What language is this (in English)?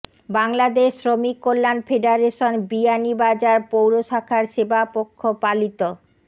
Bangla